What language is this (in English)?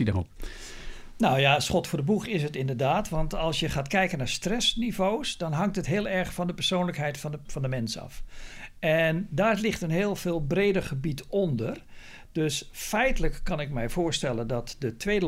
Dutch